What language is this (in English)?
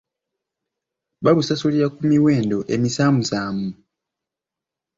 Ganda